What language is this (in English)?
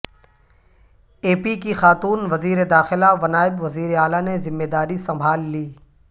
Urdu